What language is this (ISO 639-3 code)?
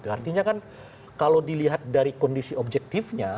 ind